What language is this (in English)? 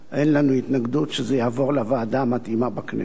Hebrew